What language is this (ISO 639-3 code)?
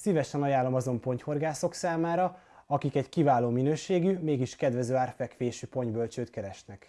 hun